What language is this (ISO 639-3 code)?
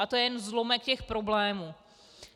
ces